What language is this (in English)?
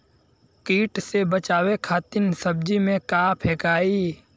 Bhojpuri